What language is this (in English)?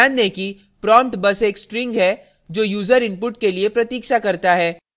Hindi